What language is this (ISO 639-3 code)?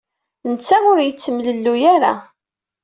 kab